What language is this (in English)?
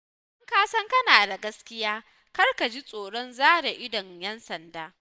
Hausa